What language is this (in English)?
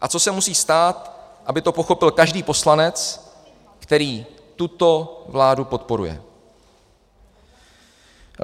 Czech